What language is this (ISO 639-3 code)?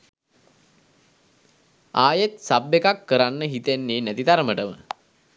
sin